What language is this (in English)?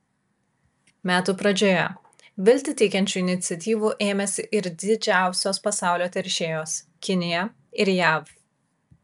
Lithuanian